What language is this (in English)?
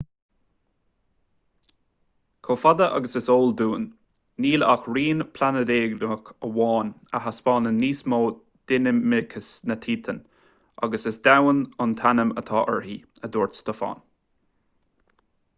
Irish